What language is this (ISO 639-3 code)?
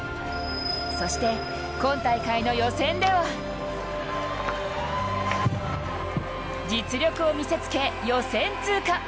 jpn